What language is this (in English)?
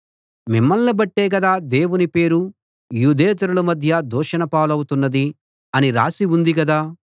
Telugu